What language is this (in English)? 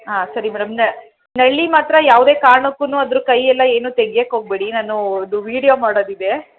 Kannada